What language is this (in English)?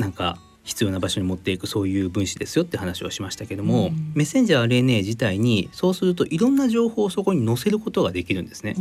Japanese